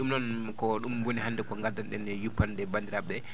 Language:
Fula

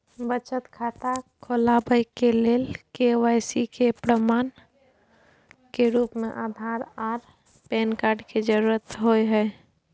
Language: Maithili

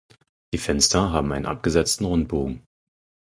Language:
German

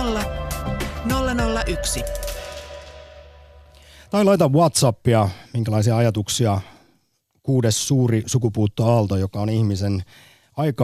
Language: Finnish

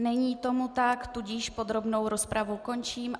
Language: Czech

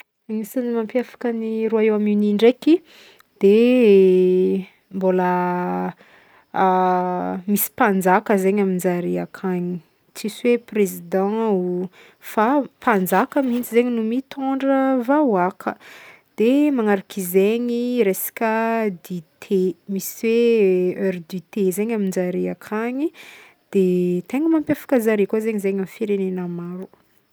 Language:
Northern Betsimisaraka Malagasy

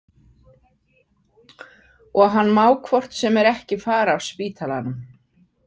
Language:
Icelandic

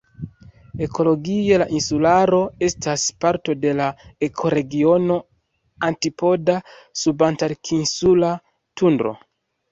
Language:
Esperanto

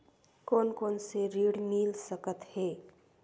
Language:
Chhattisgarhi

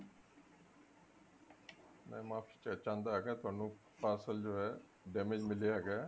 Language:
Punjabi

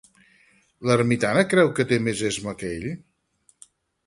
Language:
Catalan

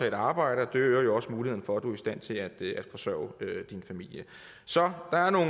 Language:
Danish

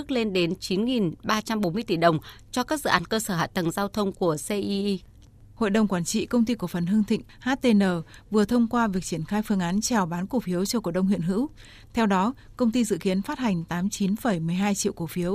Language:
Vietnamese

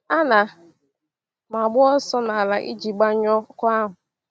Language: Igbo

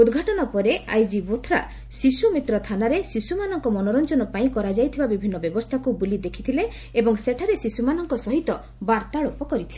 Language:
Odia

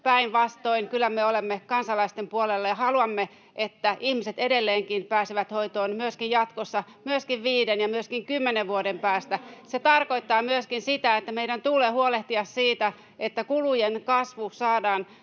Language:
Finnish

